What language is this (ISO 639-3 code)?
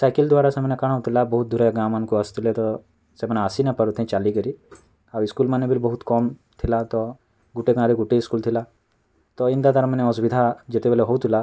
ori